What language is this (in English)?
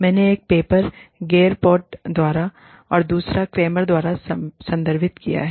Hindi